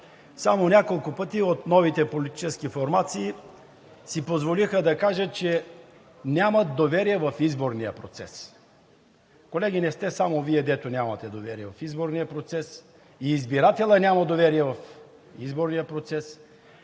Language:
Bulgarian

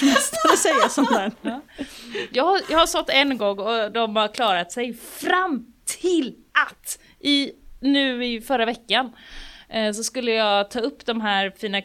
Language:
Swedish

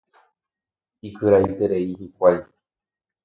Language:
Guarani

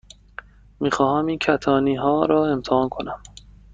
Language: Persian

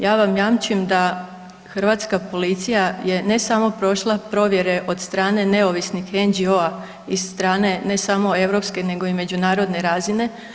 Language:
Croatian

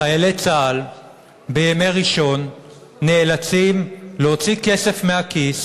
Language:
Hebrew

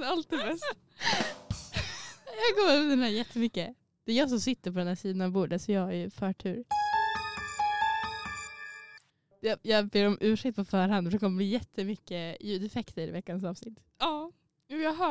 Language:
Swedish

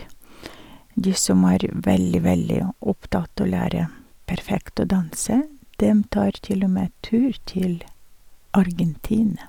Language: Norwegian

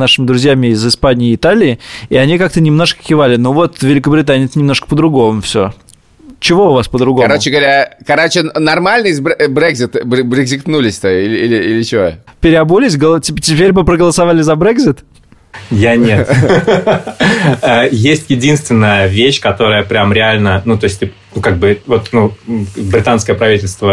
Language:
Russian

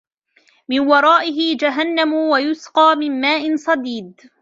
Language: Arabic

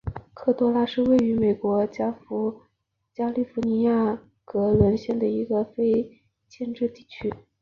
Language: Chinese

